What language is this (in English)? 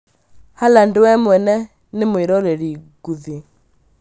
Kikuyu